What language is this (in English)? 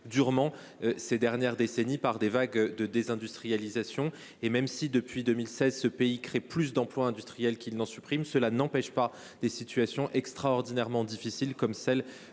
French